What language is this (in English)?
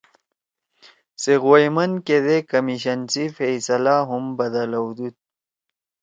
Torwali